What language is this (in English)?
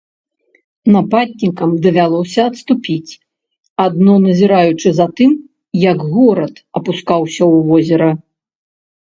Belarusian